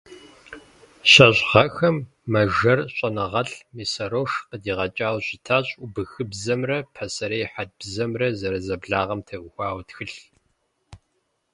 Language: Kabardian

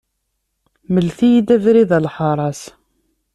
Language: Kabyle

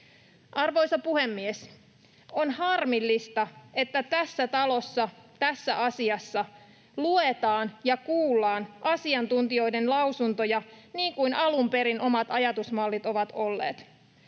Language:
Finnish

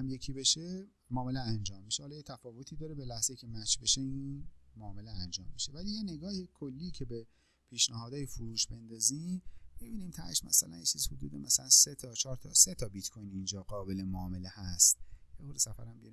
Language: Persian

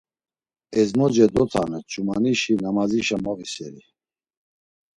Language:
Laz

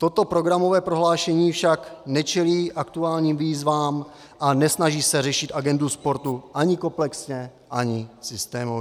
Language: Czech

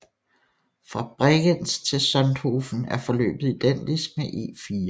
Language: Danish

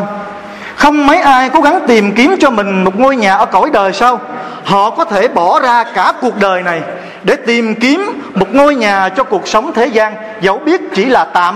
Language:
Vietnamese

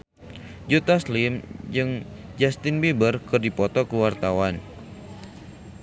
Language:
Sundanese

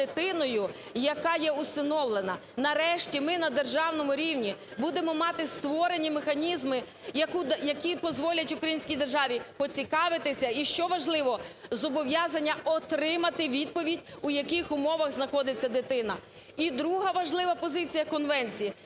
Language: Ukrainian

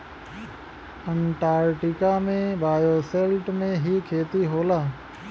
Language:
Bhojpuri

